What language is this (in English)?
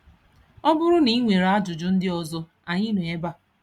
Igbo